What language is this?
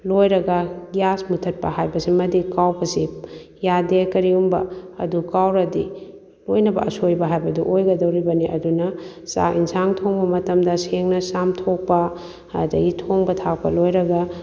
Manipuri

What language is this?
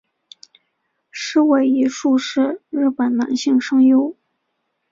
Chinese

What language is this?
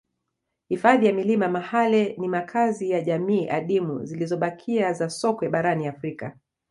Swahili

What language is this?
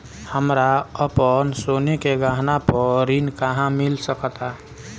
Bhojpuri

